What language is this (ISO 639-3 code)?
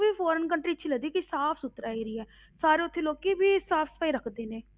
pan